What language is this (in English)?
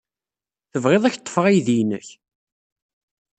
Kabyle